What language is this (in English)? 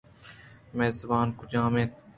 Eastern Balochi